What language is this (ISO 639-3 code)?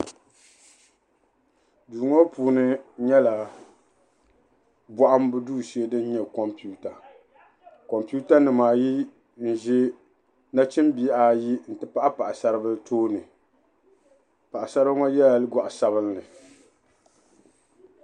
dag